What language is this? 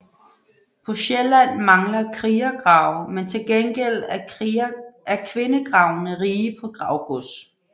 Danish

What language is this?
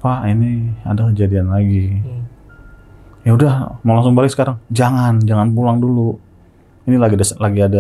Indonesian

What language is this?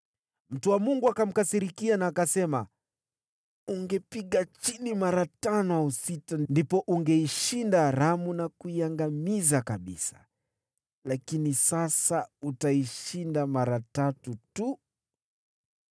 Swahili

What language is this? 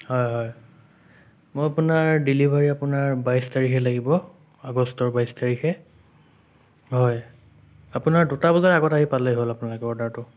Assamese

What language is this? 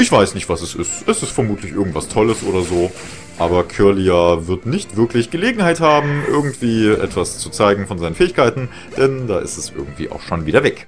German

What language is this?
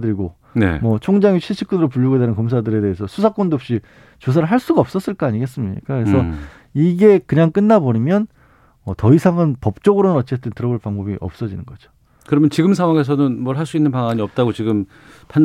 Korean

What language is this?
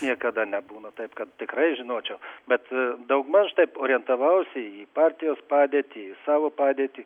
Lithuanian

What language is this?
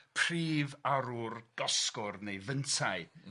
Welsh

